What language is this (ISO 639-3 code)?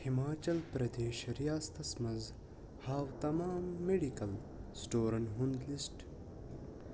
kas